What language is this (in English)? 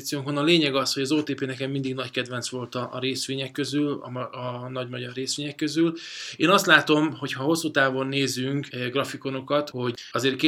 Hungarian